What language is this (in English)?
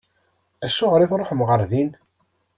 Kabyle